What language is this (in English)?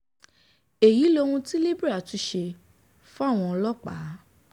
Yoruba